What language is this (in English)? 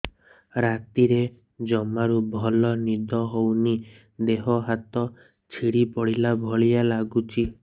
Odia